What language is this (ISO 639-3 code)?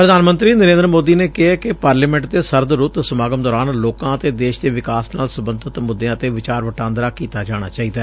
pan